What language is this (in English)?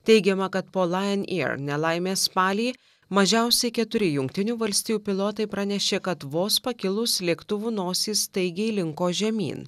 Lithuanian